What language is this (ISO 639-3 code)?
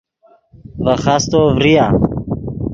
ydg